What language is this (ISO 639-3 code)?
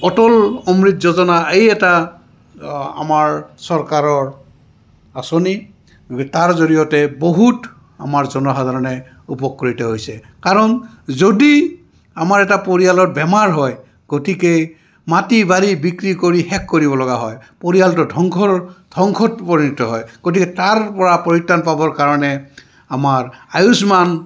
asm